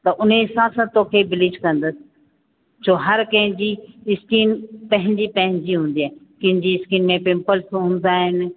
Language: Sindhi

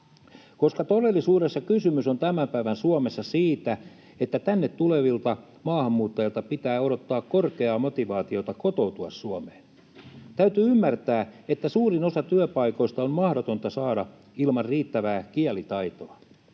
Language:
Finnish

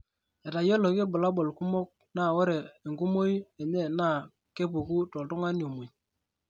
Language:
Masai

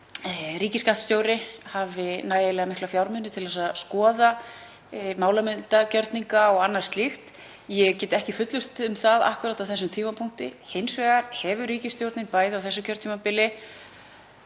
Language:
Icelandic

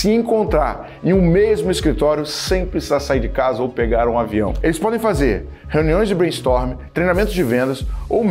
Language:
Portuguese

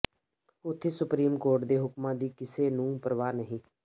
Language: Punjabi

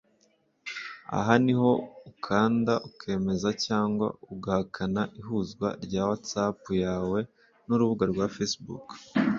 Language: Kinyarwanda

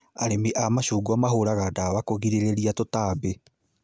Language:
Kikuyu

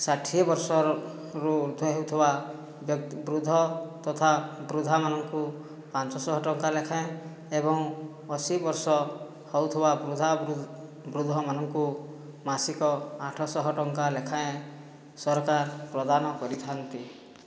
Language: Odia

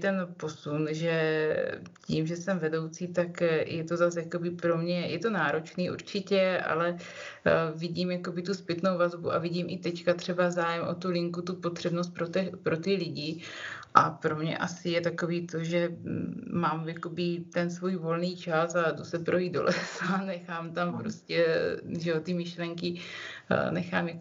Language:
Czech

